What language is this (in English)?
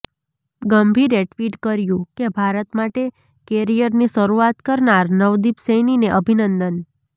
Gujarati